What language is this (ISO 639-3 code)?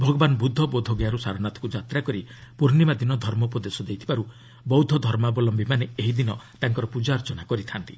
ori